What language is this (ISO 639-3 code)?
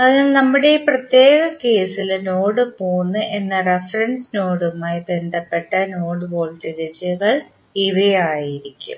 mal